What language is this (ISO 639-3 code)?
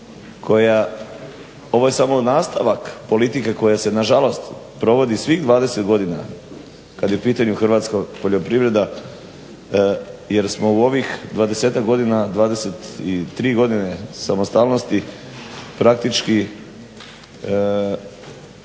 hrv